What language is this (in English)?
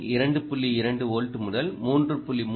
Tamil